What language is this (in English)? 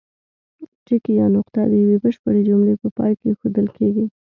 Pashto